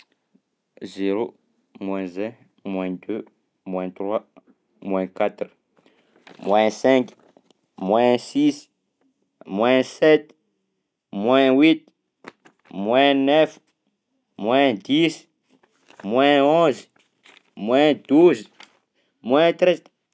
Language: Southern Betsimisaraka Malagasy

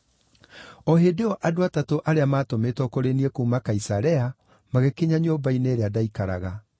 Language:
Kikuyu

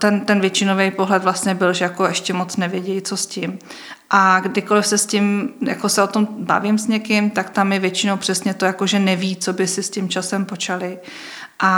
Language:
Czech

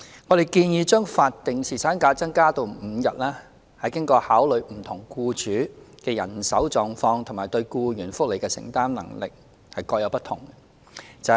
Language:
Cantonese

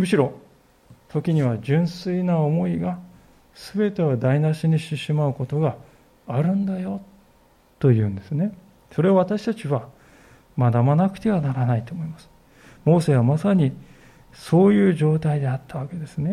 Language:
Japanese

